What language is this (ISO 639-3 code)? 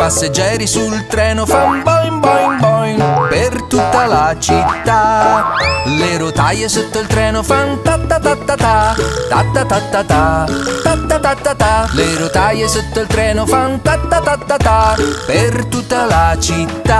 ita